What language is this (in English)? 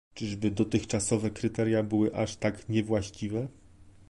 Polish